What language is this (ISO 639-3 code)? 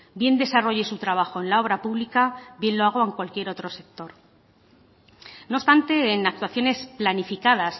spa